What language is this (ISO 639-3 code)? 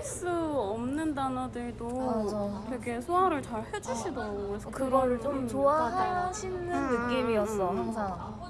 kor